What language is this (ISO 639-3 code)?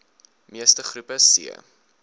afr